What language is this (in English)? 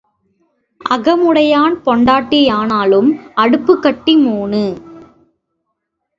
Tamil